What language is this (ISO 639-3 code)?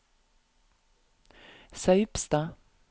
nor